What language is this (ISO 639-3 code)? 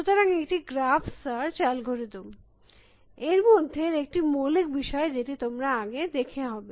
ben